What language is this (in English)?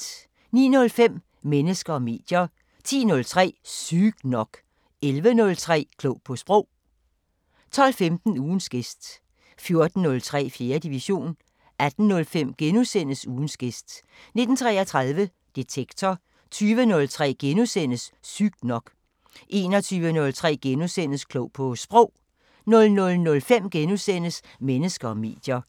Danish